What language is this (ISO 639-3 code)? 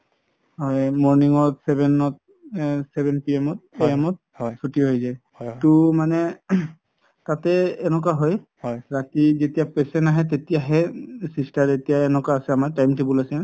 asm